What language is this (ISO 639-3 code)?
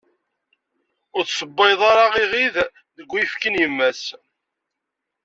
kab